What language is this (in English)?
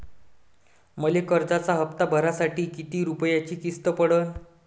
Marathi